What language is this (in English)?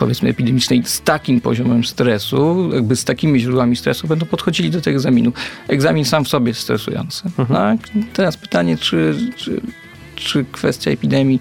Polish